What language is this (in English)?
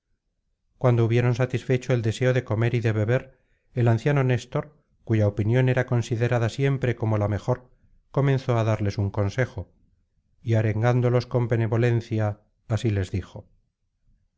Spanish